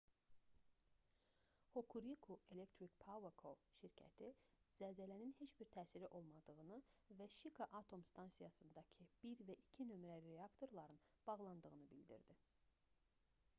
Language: Azerbaijani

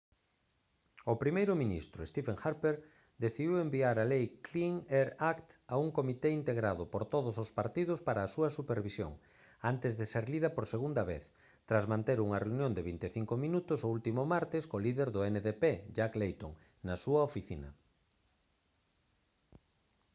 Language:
Galician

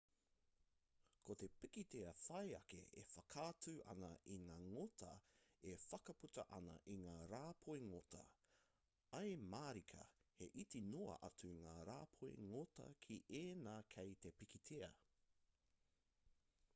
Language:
Māori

